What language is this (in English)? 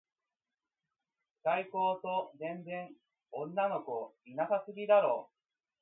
Japanese